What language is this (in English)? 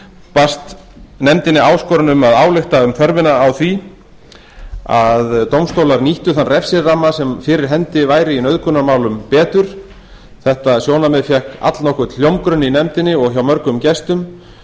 Icelandic